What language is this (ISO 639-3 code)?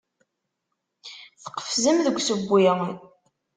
kab